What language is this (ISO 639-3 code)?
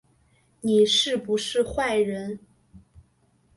zho